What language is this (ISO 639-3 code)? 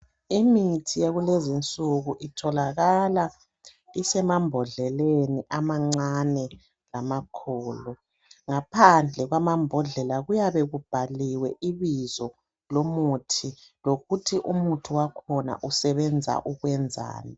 nde